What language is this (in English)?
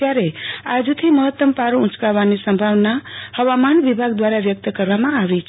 Gujarati